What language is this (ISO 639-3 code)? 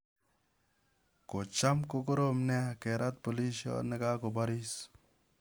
kln